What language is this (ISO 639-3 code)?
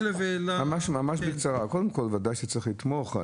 heb